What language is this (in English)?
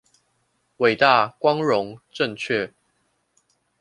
Chinese